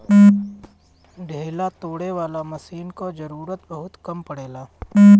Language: Bhojpuri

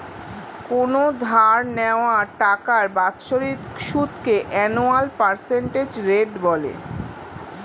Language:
Bangla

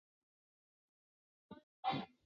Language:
Chinese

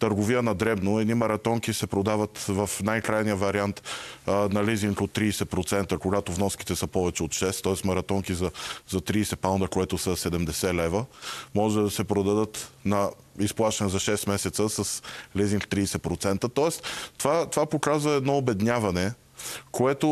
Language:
Bulgarian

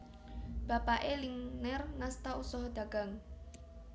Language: Javanese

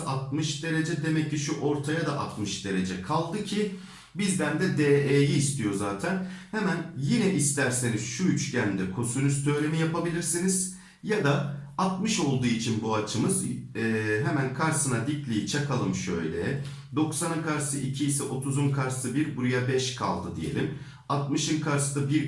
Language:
Turkish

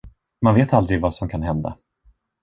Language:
Swedish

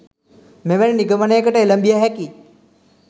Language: Sinhala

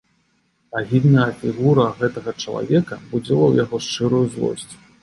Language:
Belarusian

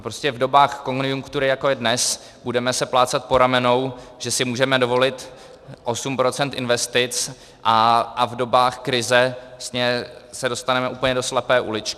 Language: Czech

